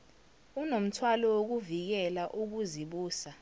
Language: Zulu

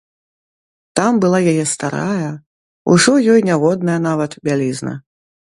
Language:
Belarusian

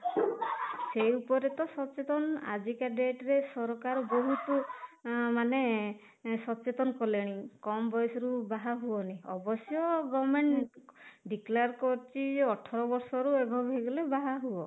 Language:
Odia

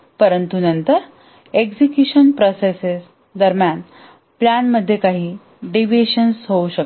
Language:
Marathi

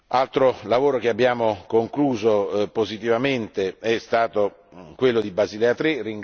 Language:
Italian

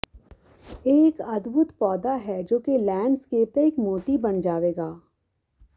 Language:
Punjabi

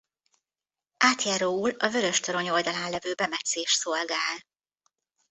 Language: Hungarian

